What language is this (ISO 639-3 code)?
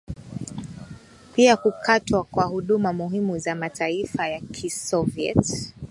swa